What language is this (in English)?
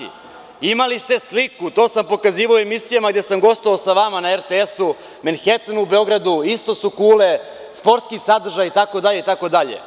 Serbian